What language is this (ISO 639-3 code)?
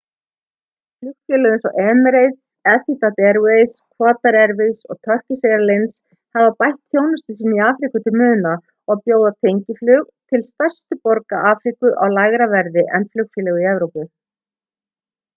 isl